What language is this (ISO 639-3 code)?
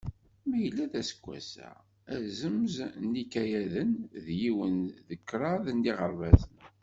kab